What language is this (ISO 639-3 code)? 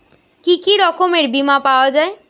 ben